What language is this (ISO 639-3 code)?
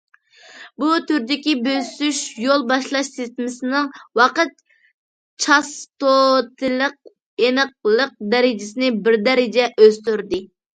uig